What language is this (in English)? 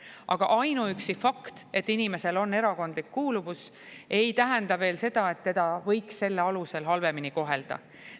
Estonian